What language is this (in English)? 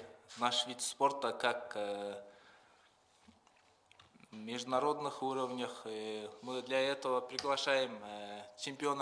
Russian